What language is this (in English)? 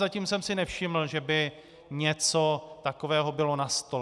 Czech